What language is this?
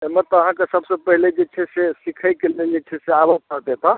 Maithili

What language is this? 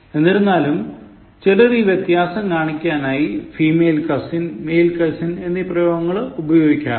Malayalam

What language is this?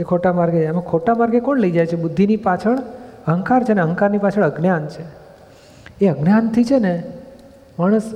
Gujarati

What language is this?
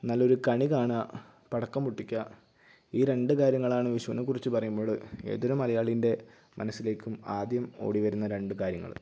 Malayalam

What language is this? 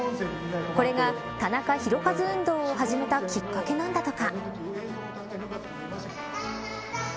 Japanese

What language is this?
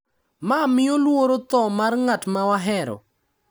Luo (Kenya and Tanzania)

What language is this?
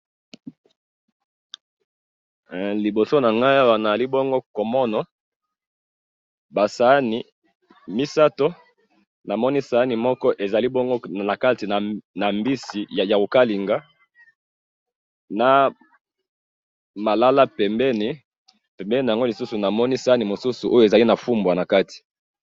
Lingala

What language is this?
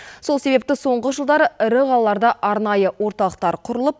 Kazakh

